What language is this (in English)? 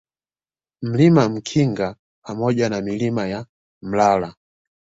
Swahili